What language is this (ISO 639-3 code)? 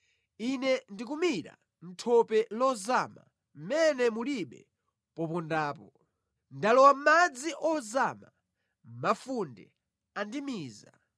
nya